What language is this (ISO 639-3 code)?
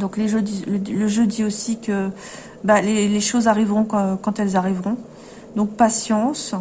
fra